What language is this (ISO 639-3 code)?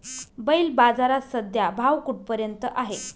mar